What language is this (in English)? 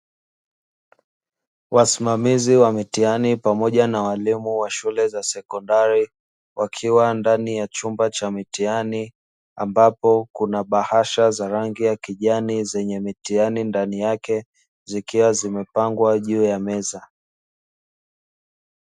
Swahili